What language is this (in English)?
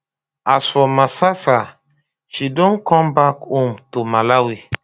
Nigerian Pidgin